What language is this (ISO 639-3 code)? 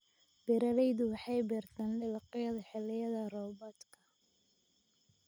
som